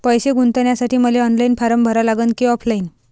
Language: Marathi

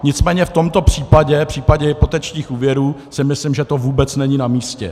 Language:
Czech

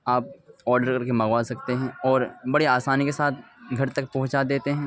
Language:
Urdu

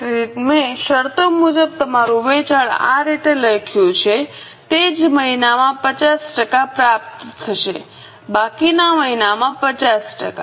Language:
Gujarati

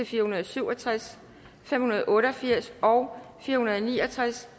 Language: Danish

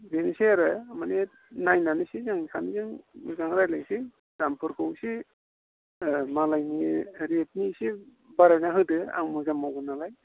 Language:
Bodo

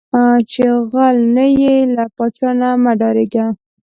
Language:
Pashto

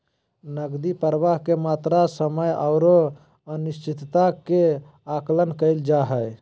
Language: Magahi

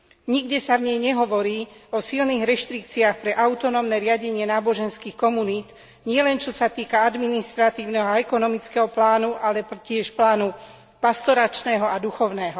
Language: Slovak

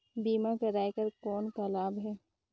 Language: Chhattisgarhi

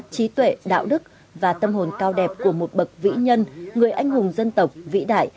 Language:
Vietnamese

